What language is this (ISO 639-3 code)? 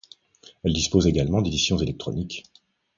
fra